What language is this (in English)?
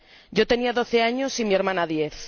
Spanish